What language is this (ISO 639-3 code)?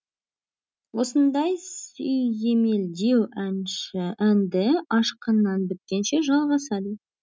kaz